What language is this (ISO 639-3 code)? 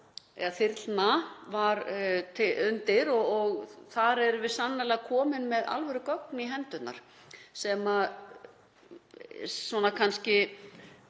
isl